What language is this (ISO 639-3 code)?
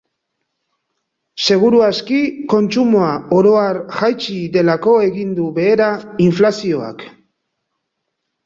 eus